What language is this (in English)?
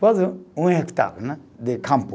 Portuguese